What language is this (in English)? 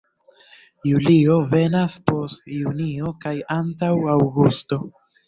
Esperanto